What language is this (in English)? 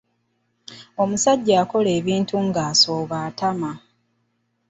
Ganda